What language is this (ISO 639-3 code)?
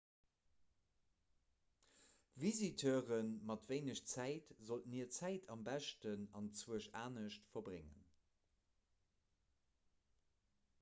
ltz